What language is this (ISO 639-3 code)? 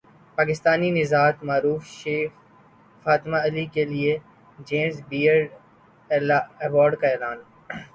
urd